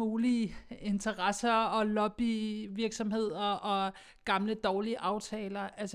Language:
Danish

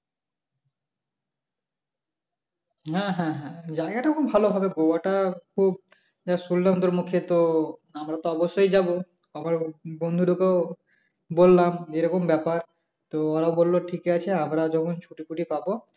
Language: Bangla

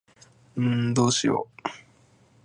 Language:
Japanese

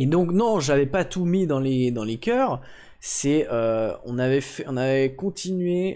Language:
French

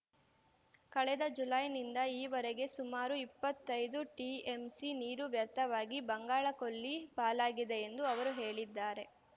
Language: Kannada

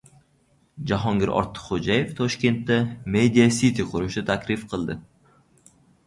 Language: Uzbek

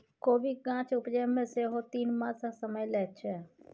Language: Maithili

